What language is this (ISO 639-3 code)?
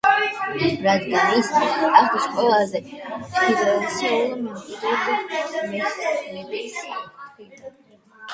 kat